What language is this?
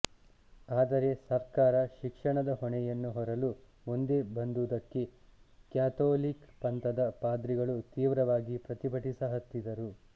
Kannada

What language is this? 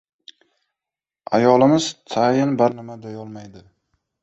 Uzbek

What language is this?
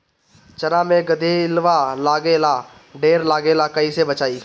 Bhojpuri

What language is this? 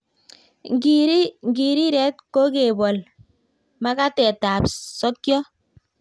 Kalenjin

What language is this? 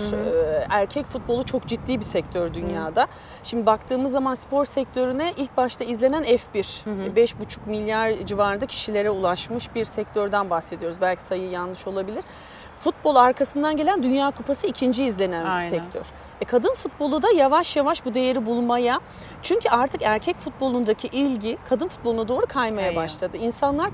Turkish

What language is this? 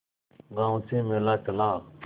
Hindi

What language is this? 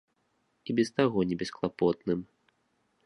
Belarusian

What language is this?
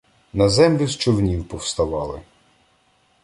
Ukrainian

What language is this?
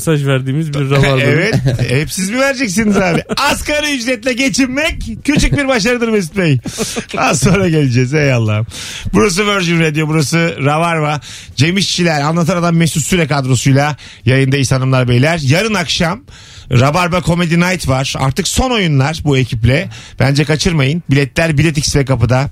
Turkish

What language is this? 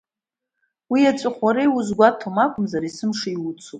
Abkhazian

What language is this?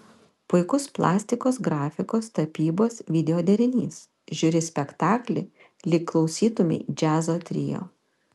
Lithuanian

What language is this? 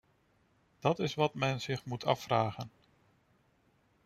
Dutch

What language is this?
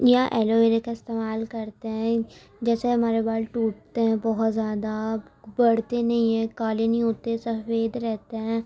Urdu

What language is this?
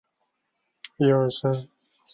Chinese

